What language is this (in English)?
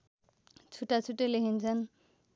Nepali